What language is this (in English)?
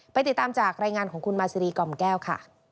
Thai